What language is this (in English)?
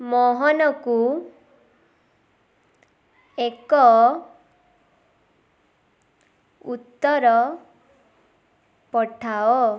Odia